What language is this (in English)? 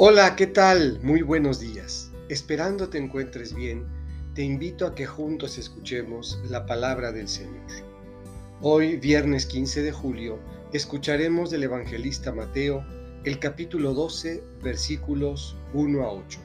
Spanish